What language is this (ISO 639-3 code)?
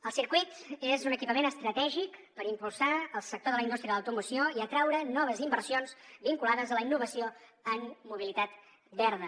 cat